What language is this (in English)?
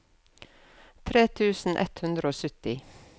Norwegian